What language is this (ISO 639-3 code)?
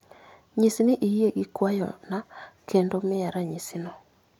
luo